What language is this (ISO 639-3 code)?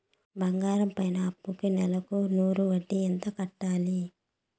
tel